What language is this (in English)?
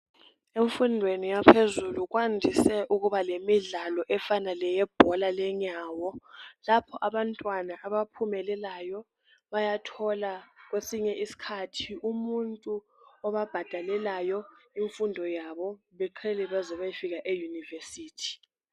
North Ndebele